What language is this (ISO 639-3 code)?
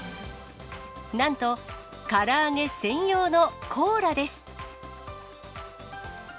jpn